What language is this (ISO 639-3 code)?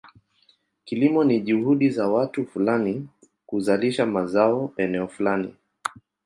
swa